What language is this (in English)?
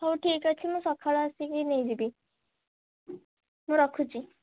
Odia